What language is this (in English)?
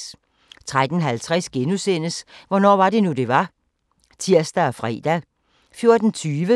Danish